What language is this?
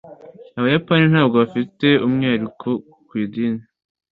Kinyarwanda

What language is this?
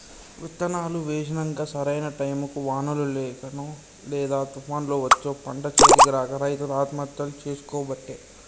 Telugu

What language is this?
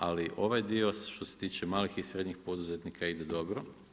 Croatian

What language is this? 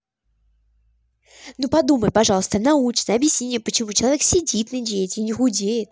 Russian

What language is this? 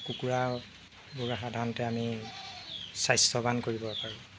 Assamese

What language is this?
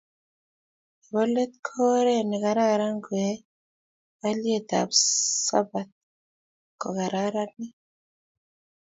Kalenjin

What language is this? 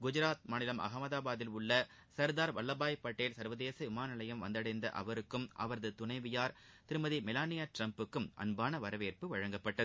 Tamil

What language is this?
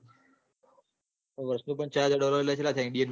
Gujarati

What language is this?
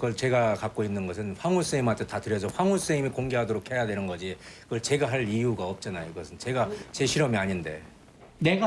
Korean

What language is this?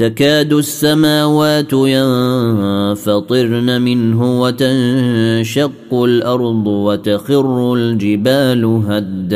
Arabic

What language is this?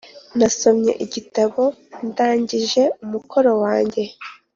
Kinyarwanda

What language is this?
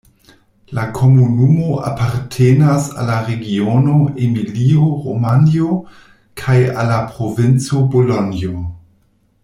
Esperanto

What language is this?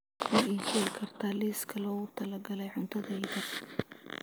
Somali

